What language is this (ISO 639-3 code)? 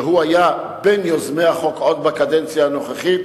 heb